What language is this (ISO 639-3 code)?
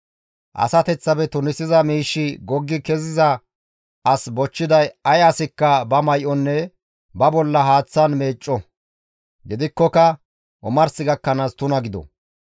gmv